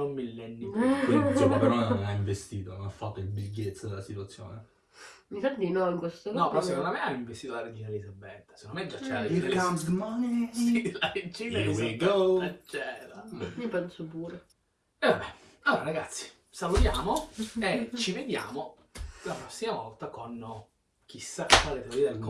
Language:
Italian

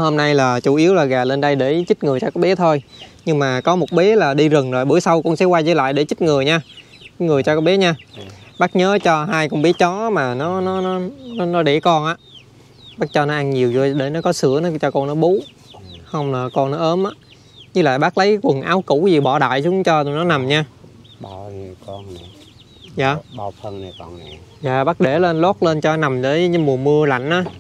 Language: Vietnamese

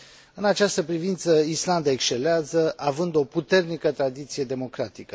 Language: Romanian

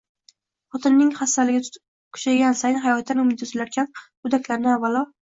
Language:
Uzbek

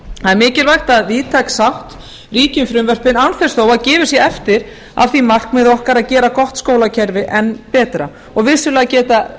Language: Icelandic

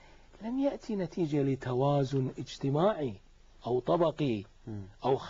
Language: Arabic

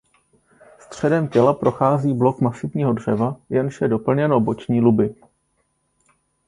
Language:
Czech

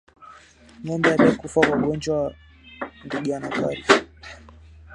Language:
Swahili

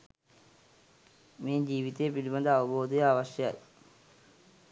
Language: Sinhala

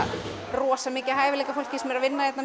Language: Icelandic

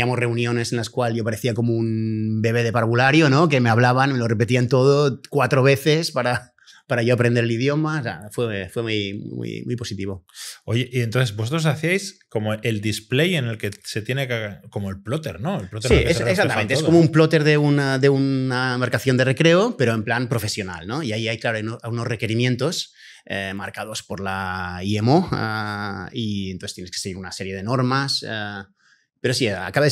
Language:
Spanish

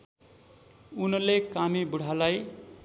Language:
Nepali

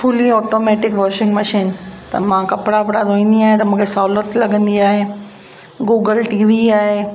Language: Sindhi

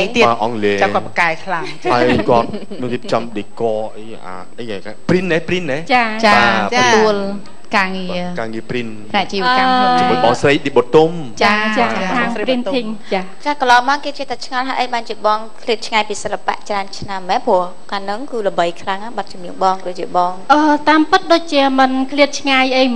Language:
Thai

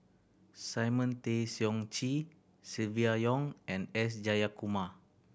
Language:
English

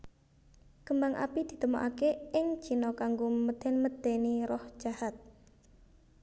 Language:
Javanese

